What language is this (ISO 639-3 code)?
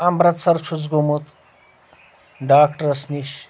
kas